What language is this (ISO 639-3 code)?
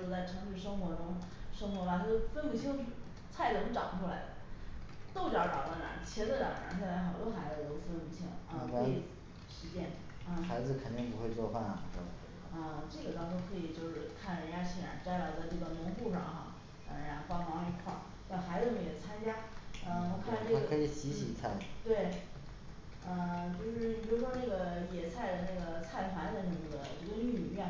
zho